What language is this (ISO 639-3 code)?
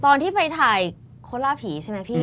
tha